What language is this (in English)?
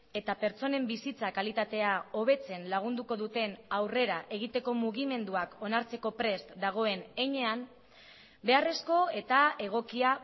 Basque